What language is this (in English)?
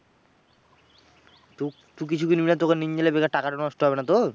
Bangla